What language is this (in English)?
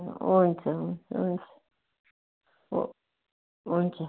Nepali